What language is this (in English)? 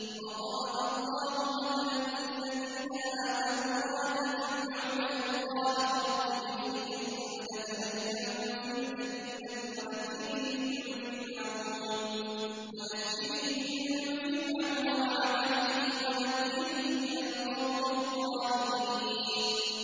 Arabic